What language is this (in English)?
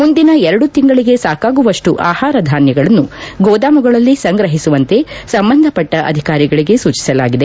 Kannada